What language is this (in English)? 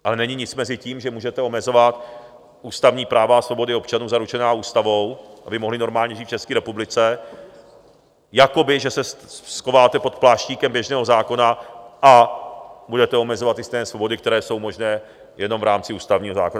Czech